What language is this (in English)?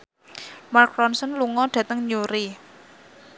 Javanese